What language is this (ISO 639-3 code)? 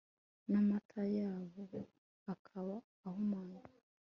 kin